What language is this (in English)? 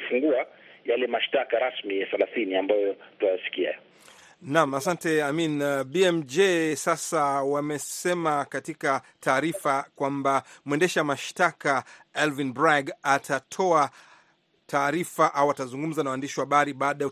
Swahili